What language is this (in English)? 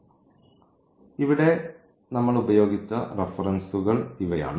Malayalam